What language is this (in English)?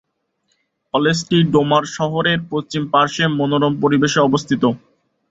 Bangla